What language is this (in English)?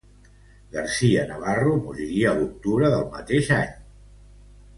Catalan